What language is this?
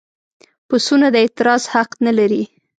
Pashto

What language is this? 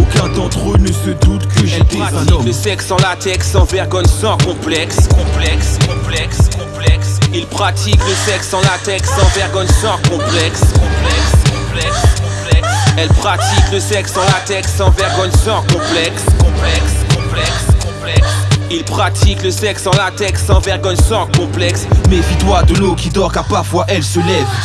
French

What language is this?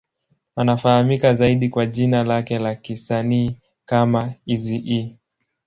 Swahili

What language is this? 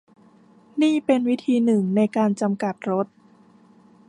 Thai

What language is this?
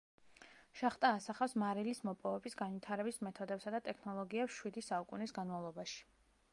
Georgian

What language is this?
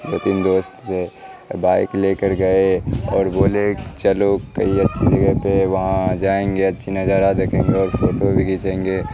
Urdu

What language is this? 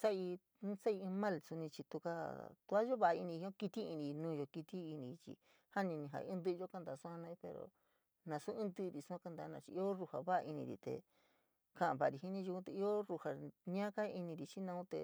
San Miguel El Grande Mixtec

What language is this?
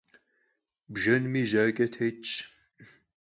Kabardian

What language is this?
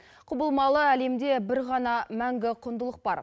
Kazakh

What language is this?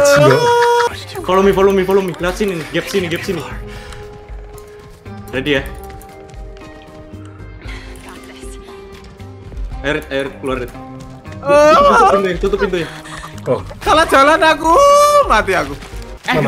Indonesian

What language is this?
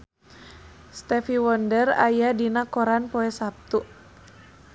Sundanese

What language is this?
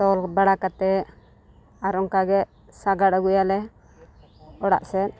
Santali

